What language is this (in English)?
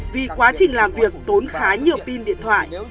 Vietnamese